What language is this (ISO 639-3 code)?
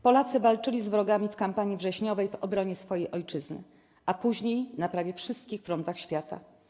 pol